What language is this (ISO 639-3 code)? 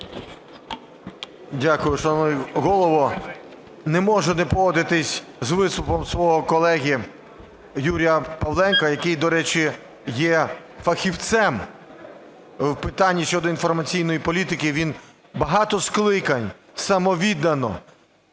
ukr